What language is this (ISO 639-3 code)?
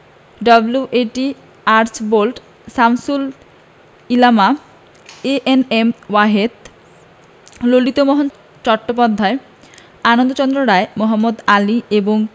ben